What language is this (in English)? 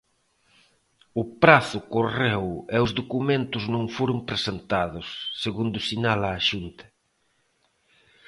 Galician